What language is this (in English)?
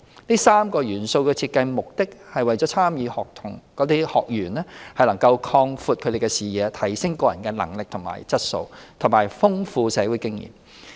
Cantonese